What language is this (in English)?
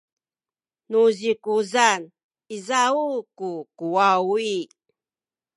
Sakizaya